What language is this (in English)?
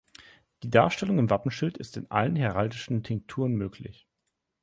German